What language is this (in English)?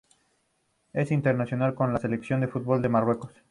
Spanish